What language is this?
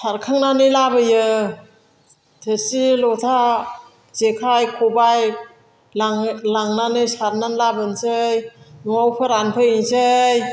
Bodo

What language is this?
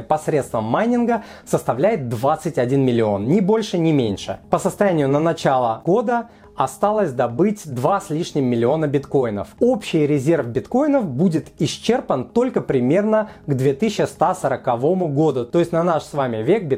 Russian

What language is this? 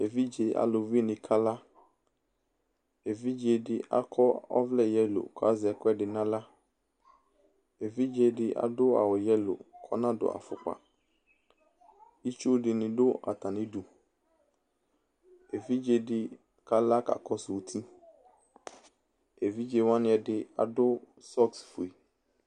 Ikposo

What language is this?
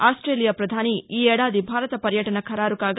Telugu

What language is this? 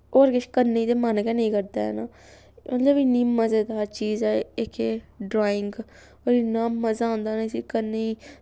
Dogri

